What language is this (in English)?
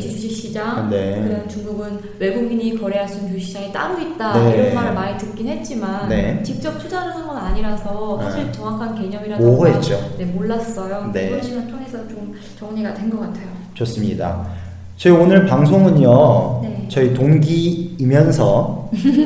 Korean